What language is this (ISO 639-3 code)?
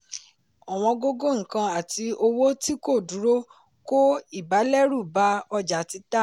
yor